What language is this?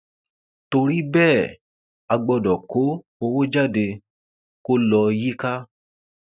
Yoruba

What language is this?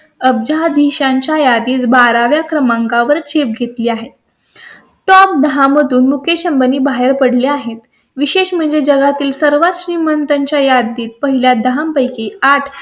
Marathi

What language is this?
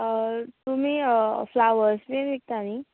Konkani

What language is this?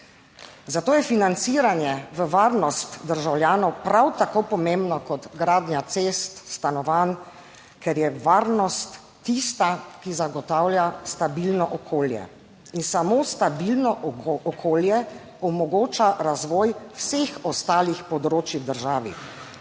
Slovenian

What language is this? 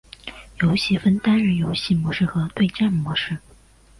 Chinese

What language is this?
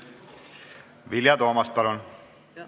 Estonian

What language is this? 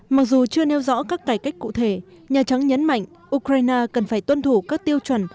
Vietnamese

